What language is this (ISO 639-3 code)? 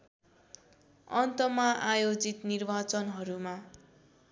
nep